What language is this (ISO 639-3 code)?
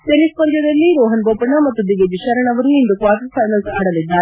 kan